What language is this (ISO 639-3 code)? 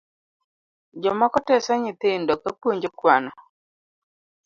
luo